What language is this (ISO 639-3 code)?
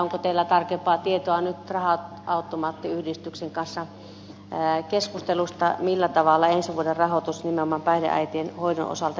fin